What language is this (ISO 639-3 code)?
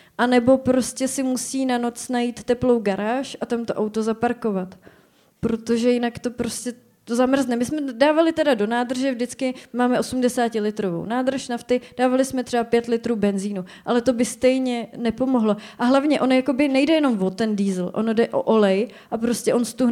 ces